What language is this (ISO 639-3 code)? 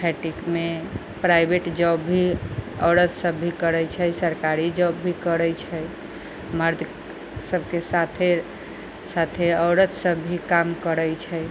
mai